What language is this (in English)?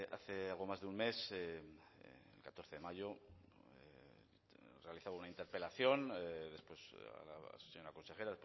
Spanish